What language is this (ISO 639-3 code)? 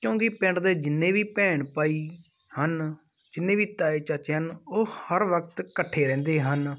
pan